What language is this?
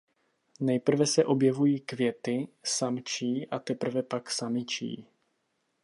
Czech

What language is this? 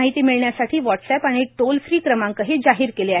Marathi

